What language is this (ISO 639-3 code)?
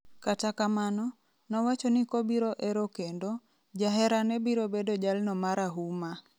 luo